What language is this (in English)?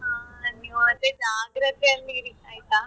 Kannada